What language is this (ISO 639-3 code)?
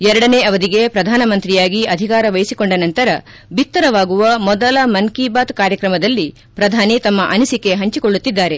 kan